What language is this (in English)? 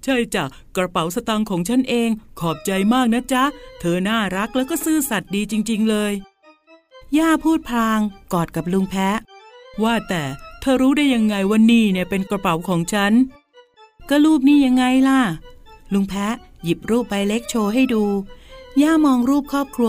Thai